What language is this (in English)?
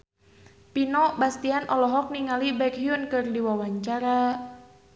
Sundanese